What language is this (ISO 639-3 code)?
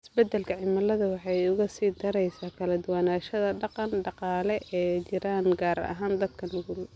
som